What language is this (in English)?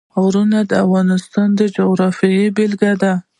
Pashto